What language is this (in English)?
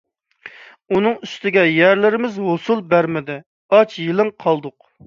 Uyghur